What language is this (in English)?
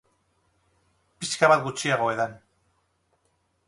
Basque